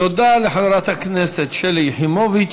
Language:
Hebrew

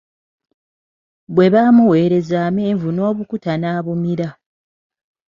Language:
Ganda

